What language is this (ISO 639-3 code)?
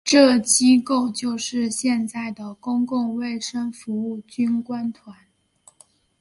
zho